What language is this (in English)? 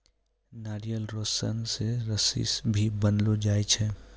Maithili